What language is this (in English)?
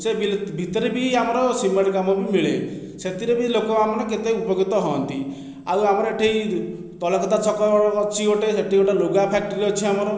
Odia